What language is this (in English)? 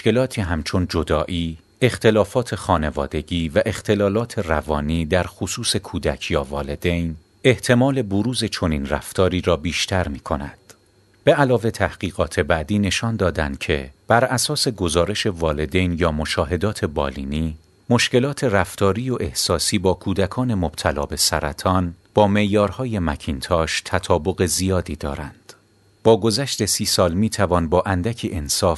Persian